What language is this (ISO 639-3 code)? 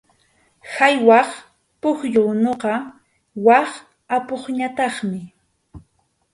qxu